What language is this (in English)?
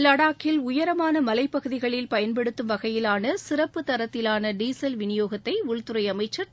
Tamil